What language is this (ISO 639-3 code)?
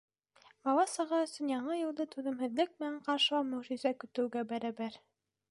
bak